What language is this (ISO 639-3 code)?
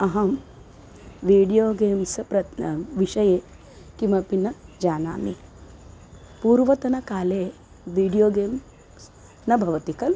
san